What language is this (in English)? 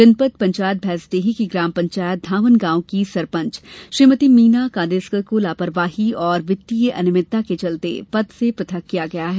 Hindi